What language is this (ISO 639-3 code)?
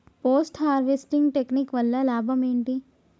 tel